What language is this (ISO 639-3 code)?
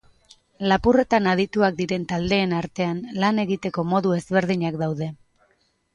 eus